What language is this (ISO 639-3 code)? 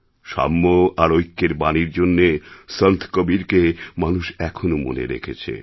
ben